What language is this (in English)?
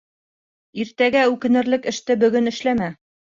Bashkir